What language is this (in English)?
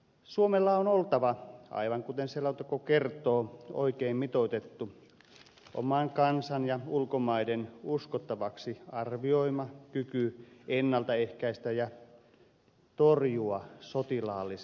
Finnish